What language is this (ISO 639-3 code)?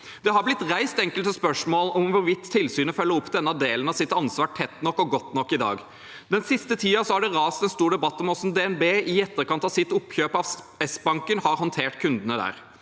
nor